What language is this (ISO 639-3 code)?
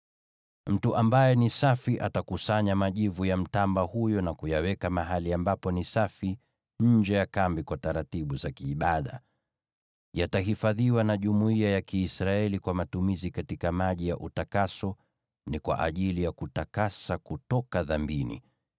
swa